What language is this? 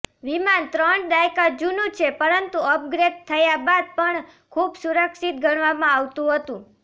Gujarati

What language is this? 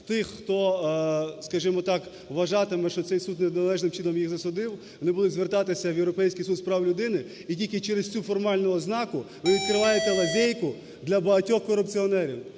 Ukrainian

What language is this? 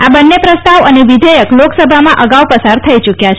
Gujarati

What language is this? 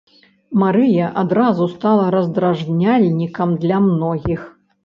Belarusian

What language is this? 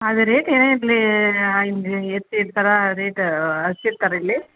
Kannada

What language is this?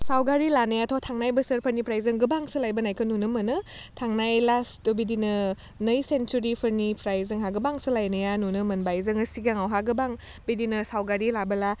Bodo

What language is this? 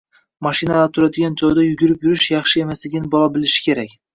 Uzbek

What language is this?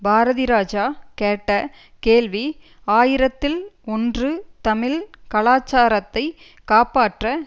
Tamil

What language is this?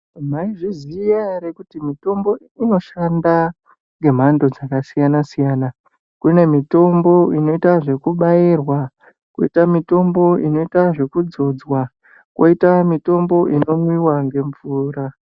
Ndau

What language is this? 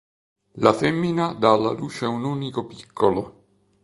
Italian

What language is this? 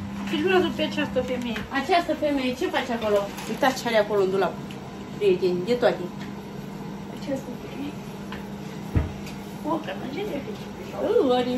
Romanian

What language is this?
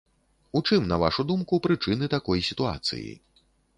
Belarusian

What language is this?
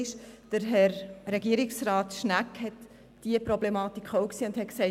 Swiss German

